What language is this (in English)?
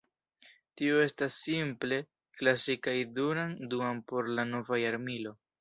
Esperanto